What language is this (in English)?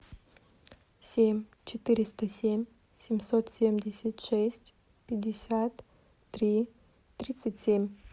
Russian